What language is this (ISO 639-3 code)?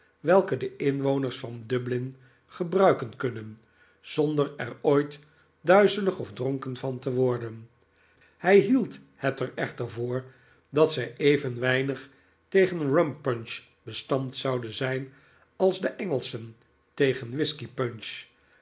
nld